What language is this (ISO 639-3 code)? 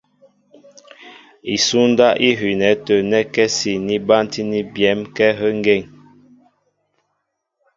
mbo